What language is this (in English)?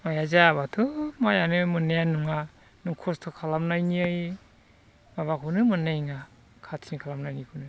Bodo